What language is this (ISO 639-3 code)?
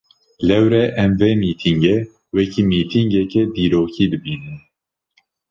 kur